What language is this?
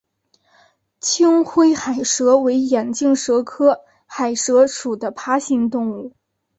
Chinese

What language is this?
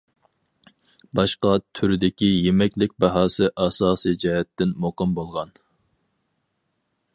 Uyghur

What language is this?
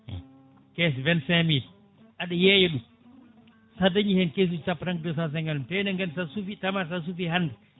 Fula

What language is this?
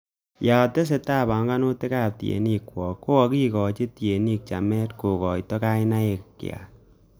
Kalenjin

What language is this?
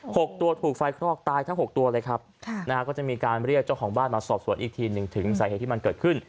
Thai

